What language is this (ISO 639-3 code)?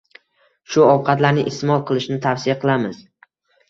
uzb